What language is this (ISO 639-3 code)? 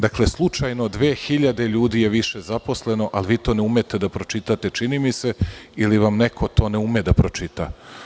srp